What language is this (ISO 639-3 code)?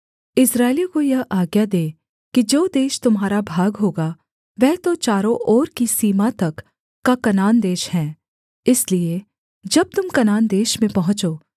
hin